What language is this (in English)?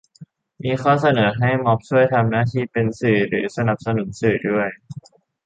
Thai